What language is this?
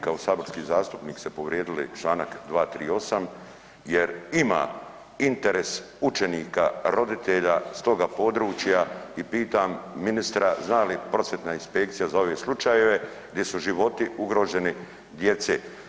Croatian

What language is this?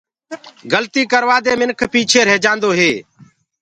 Gurgula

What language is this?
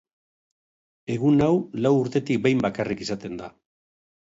Basque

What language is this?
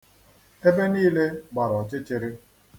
Igbo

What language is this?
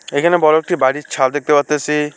Bangla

